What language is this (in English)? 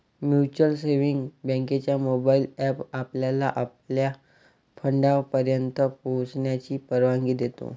Marathi